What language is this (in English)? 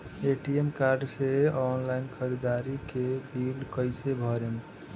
Bhojpuri